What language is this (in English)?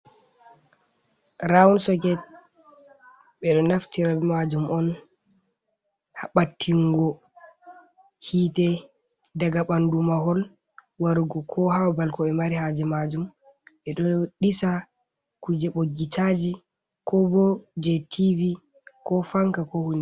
Fula